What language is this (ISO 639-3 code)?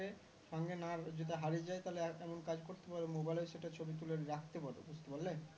ben